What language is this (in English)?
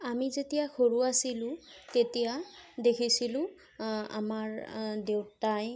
Assamese